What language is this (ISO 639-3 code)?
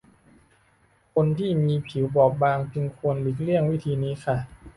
tha